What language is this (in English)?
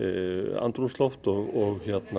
Icelandic